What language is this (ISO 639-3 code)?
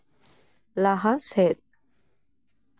sat